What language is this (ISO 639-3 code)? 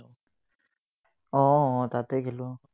asm